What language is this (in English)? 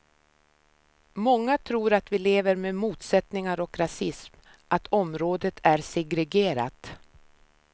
Swedish